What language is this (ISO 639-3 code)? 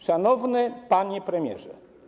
pol